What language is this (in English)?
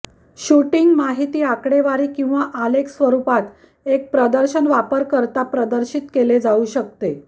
Marathi